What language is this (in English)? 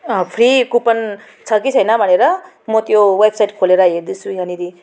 Nepali